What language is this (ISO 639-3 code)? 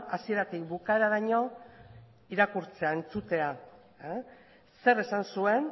eus